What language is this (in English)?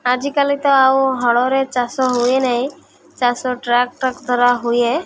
Odia